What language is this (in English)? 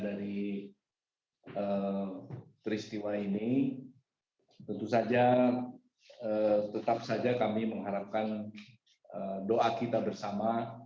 Indonesian